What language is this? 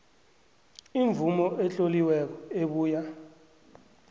South Ndebele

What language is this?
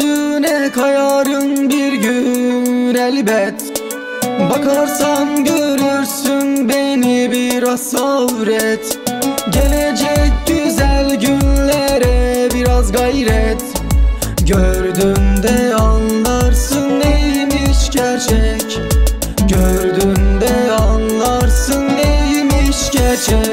Turkish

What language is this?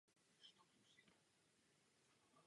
Czech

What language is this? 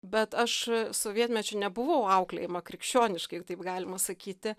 Lithuanian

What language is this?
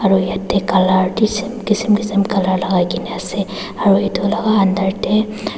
Naga Pidgin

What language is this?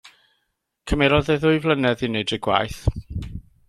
Welsh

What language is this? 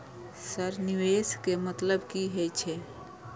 Maithili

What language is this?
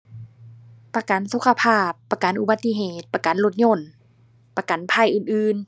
Thai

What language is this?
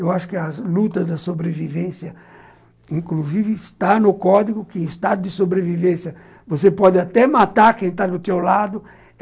Portuguese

